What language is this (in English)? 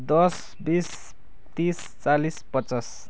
Nepali